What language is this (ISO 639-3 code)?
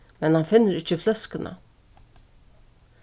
fao